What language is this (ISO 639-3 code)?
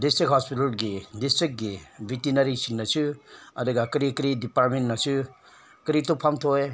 mni